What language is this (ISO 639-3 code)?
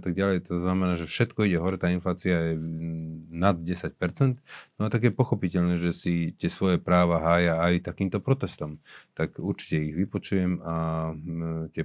slk